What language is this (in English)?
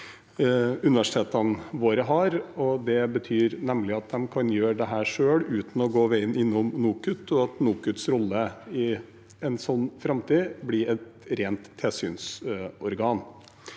Norwegian